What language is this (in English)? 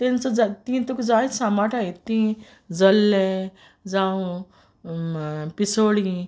Konkani